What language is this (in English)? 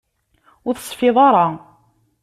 Kabyle